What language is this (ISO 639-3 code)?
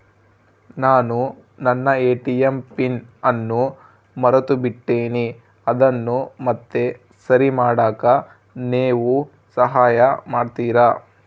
kan